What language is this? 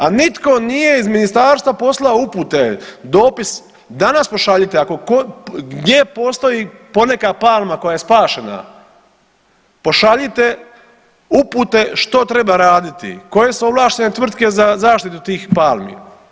Croatian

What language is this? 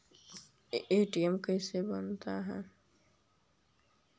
Magahi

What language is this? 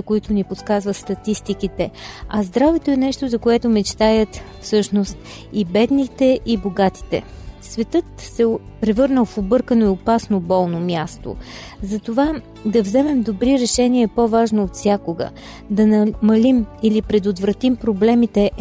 Bulgarian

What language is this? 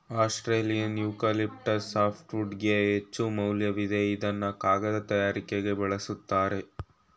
Kannada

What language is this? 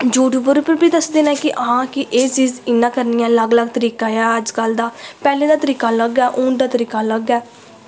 Dogri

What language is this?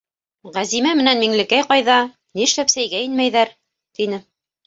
Bashkir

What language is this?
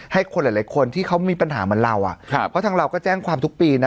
Thai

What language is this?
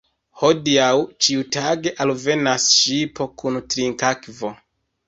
Esperanto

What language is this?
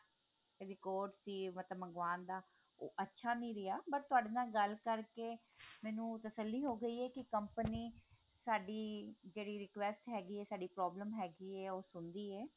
Punjabi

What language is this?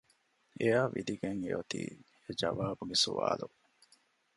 Divehi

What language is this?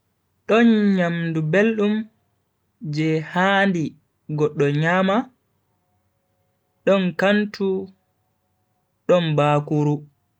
Bagirmi Fulfulde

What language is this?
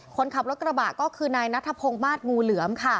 Thai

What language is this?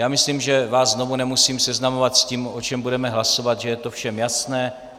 Czech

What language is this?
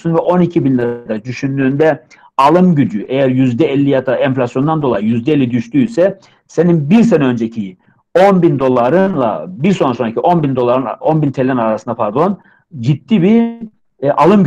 Turkish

